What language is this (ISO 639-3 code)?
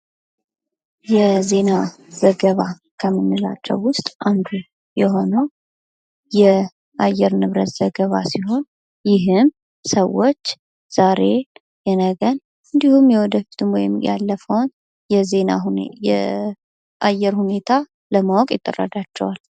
amh